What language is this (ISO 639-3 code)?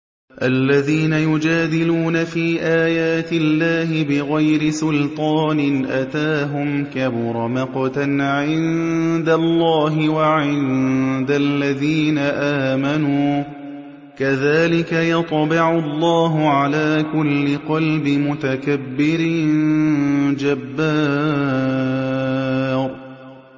ara